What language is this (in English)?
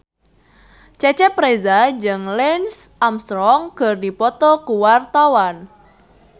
Sundanese